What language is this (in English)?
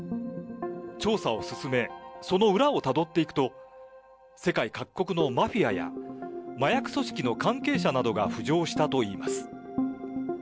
Japanese